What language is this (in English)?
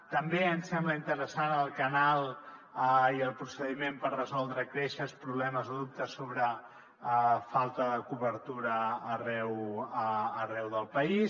Catalan